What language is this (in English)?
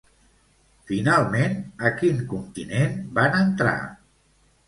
Catalan